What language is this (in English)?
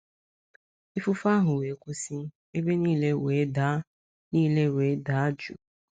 Igbo